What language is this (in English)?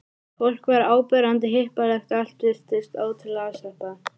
Icelandic